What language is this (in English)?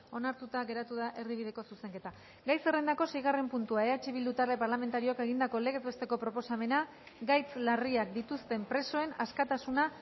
Basque